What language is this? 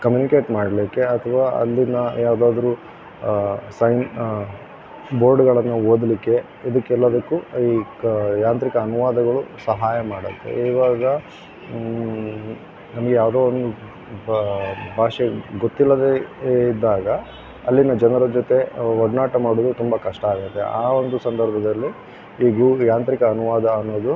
Kannada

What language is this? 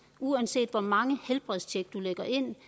Danish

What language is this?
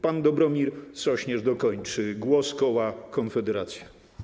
Polish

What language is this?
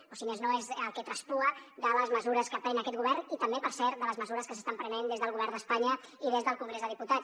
Catalan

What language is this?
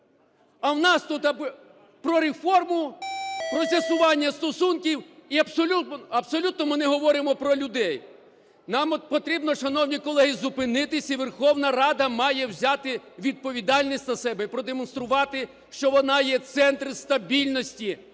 Ukrainian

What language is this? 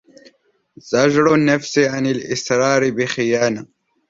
Arabic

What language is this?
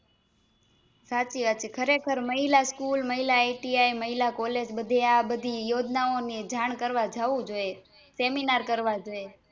Gujarati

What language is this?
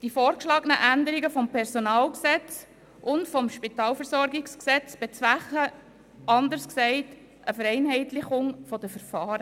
Swiss German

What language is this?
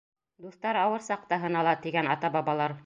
Bashkir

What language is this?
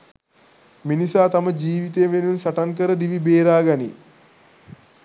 Sinhala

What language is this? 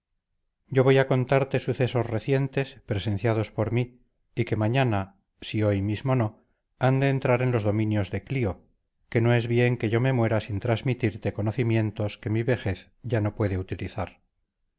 Spanish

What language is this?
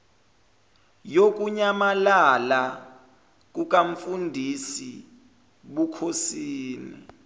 Zulu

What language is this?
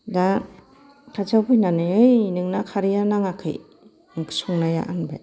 Bodo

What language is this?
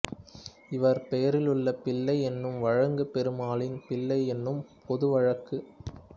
Tamil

